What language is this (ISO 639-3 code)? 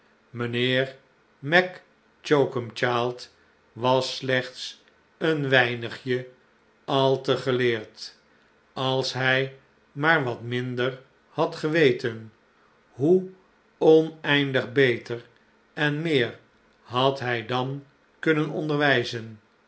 nld